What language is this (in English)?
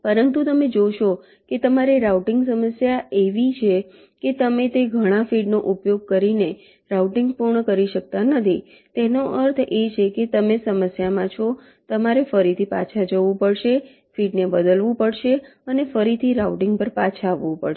Gujarati